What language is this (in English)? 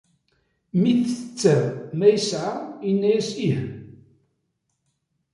Kabyle